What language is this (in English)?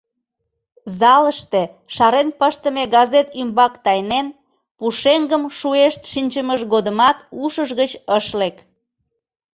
Mari